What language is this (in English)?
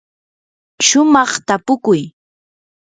Yanahuanca Pasco Quechua